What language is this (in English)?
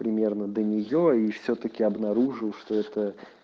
Russian